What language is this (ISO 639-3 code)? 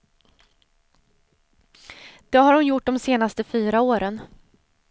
swe